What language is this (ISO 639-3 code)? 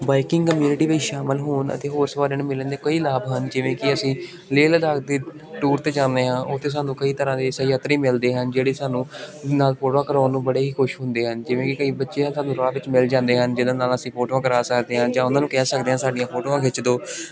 pan